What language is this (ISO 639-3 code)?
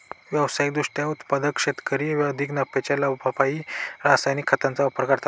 mar